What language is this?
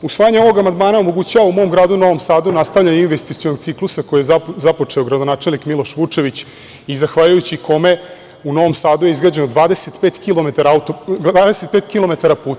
Serbian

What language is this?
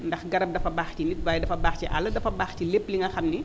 Wolof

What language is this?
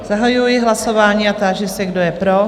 Czech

